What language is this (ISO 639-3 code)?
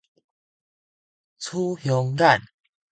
nan